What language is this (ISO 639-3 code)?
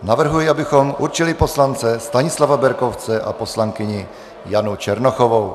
ces